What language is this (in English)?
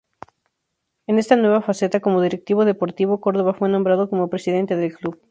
Spanish